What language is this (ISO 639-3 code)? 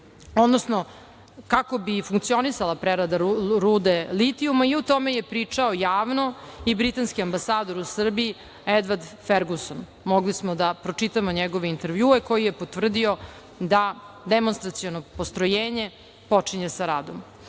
srp